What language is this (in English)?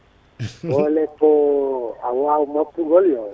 Fula